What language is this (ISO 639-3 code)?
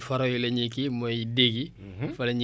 wol